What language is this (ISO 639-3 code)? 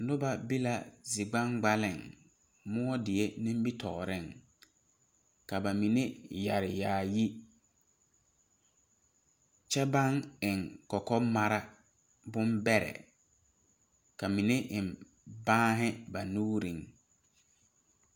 dga